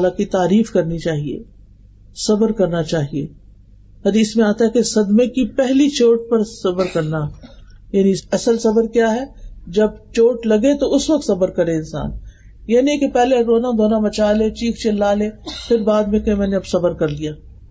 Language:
Urdu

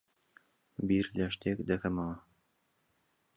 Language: Central Kurdish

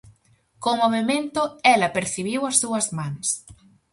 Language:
Galician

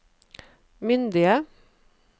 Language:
Norwegian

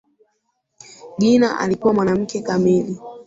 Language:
Swahili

